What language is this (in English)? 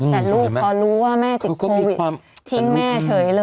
Thai